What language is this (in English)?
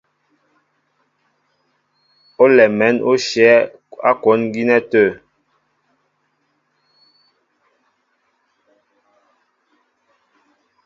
Mbo (Cameroon)